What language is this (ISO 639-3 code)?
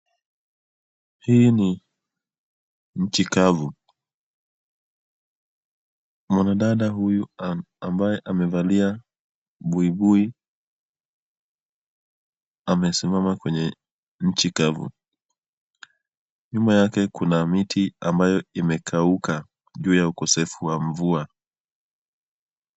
swa